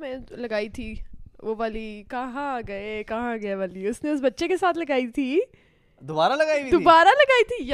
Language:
Urdu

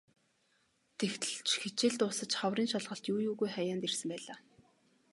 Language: Mongolian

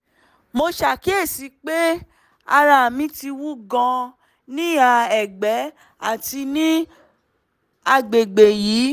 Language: Yoruba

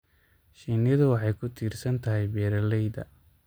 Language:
Somali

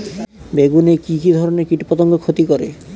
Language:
Bangla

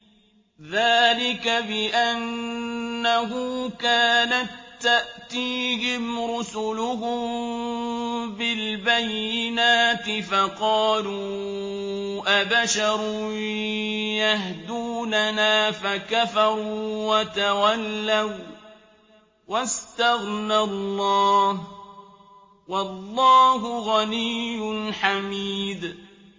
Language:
Arabic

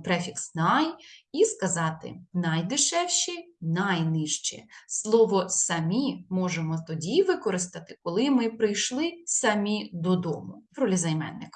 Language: Ukrainian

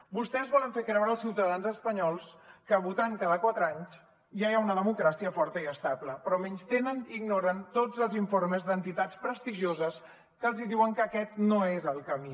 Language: Catalan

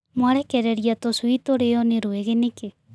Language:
Kikuyu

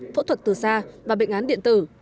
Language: Vietnamese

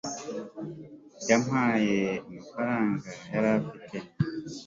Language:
Kinyarwanda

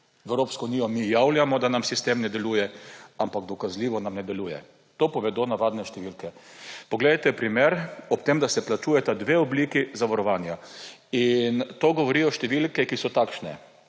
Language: Slovenian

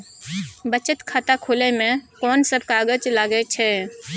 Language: Maithili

